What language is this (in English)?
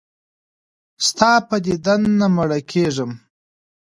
Pashto